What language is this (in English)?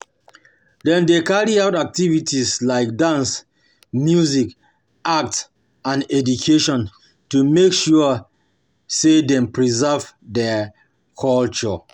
Nigerian Pidgin